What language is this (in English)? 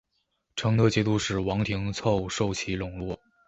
Chinese